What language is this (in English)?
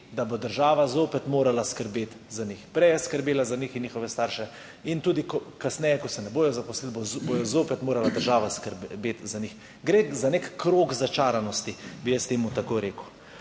Slovenian